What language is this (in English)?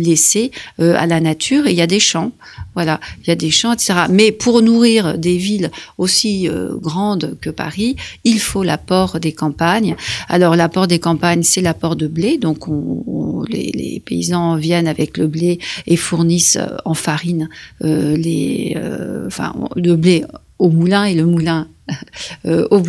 French